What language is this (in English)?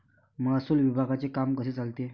Marathi